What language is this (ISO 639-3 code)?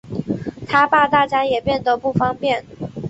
zho